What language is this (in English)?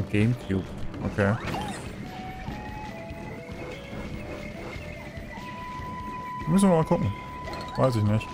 German